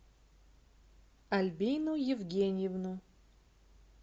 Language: Russian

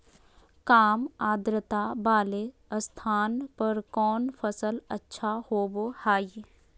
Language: Magahi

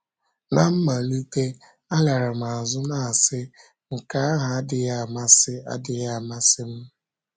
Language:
Igbo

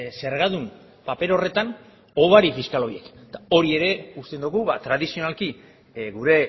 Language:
Basque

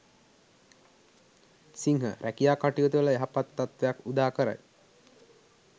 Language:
Sinhala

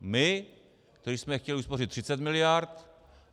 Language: Czech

